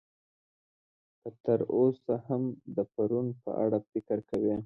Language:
Pashto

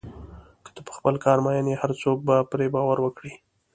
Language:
Pashto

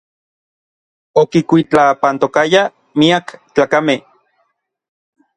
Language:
Orizaba Nahuatl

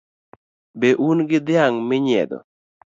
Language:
Luo (Kenya and Tanzania)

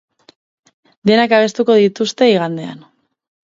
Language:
Basque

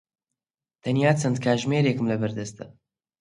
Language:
Central Kurdish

